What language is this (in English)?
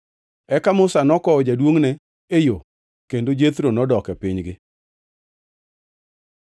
Luo (Kenya and Tanzania)